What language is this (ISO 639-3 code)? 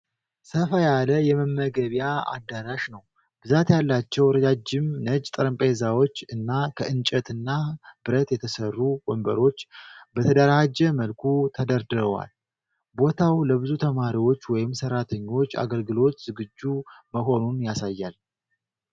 amh